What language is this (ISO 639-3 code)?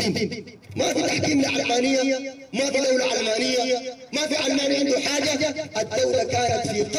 ara